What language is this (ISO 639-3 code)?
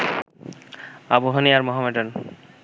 ben